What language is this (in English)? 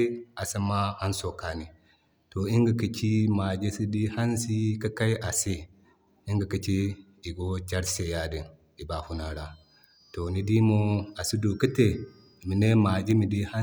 Zarma